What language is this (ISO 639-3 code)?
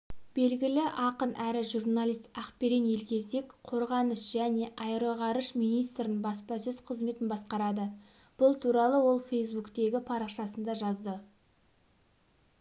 kaz